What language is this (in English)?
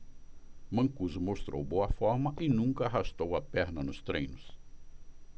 Portuguese